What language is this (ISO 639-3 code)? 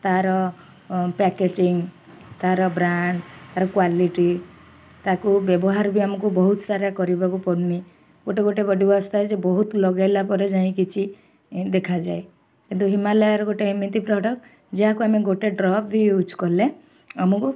ori